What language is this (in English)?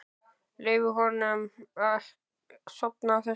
Icelandic